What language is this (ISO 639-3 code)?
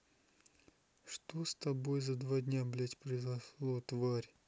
rus